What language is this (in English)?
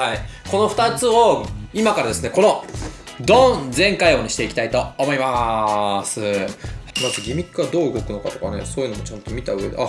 Japanese